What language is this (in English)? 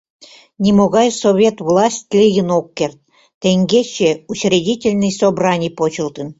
Mari